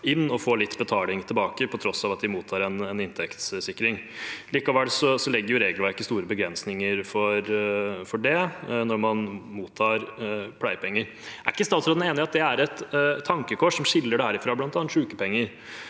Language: Norwegian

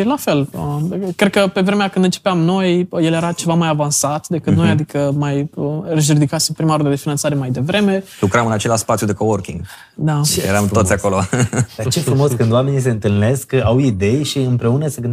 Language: Romanian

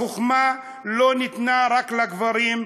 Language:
Hebrew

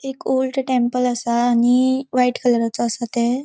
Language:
Konkani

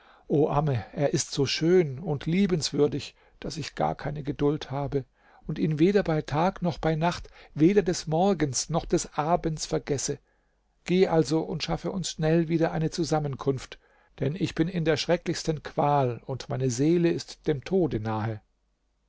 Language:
German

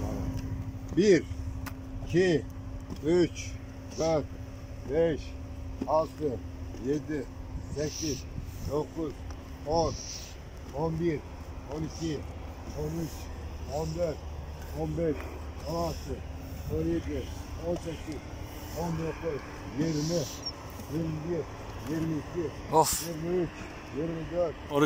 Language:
Turkish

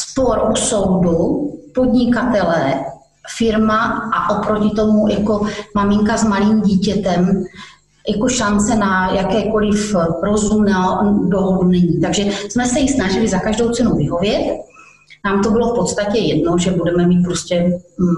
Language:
Czech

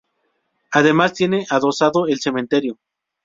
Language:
Spanish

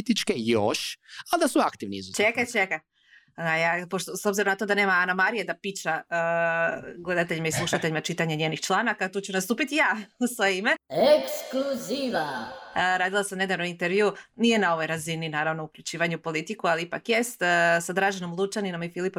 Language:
Croatian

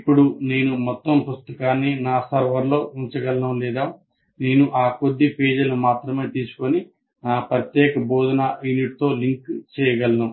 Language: Telugu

